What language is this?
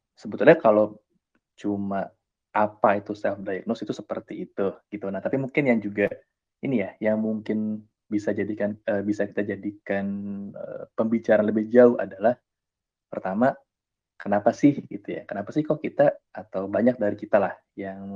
Indonesian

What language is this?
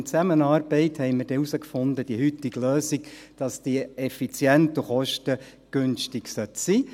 Swiss German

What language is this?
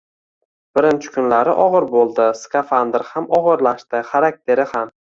Uzbek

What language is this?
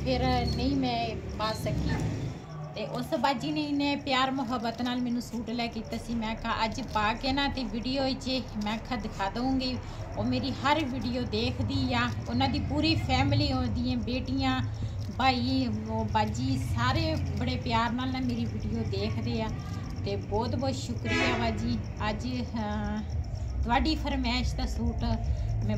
Hindi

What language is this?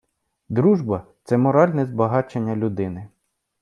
Ukrainian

